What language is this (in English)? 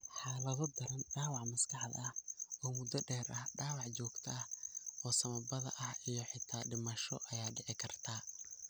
Somali